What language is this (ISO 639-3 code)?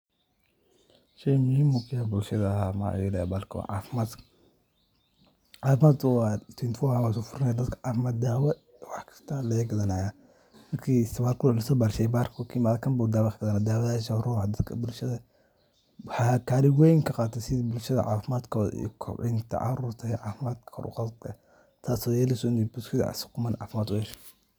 som